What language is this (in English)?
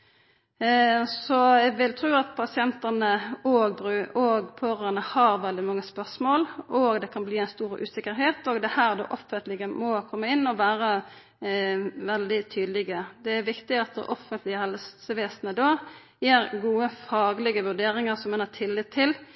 Norwegian Nynorsk